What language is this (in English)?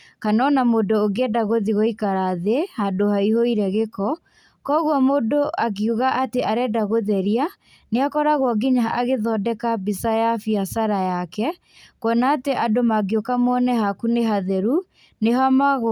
Kikuyu